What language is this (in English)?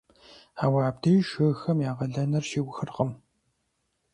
Kabardian